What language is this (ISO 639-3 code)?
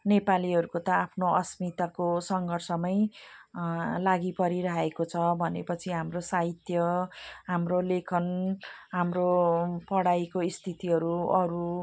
nep